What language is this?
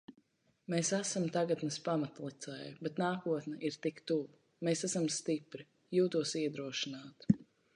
Latvian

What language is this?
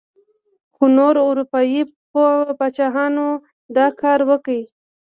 Pashto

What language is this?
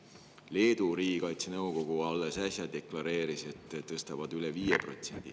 Estonian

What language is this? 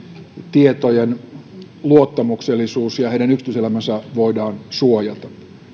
Finnish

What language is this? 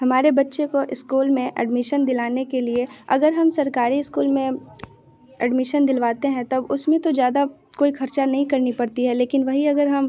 Hindi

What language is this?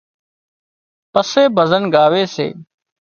Wadiyara Koli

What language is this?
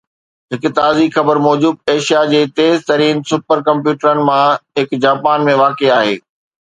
Sindhi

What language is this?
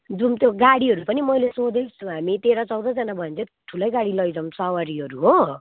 Nepali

